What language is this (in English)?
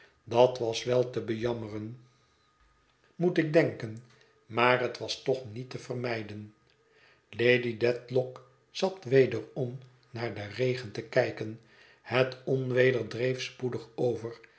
Dutch